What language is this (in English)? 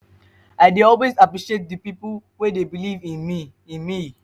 Nigerian Pidgin